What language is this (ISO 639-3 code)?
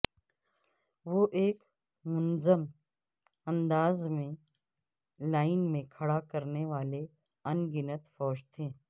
urd